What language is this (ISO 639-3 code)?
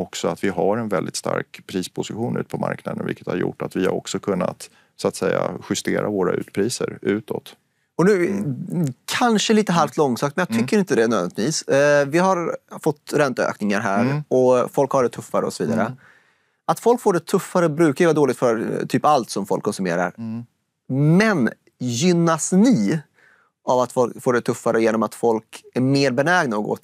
swe